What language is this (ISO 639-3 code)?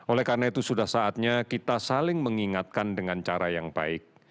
ind